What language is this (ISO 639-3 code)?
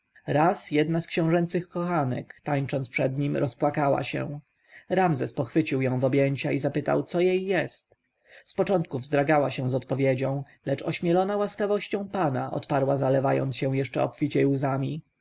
pol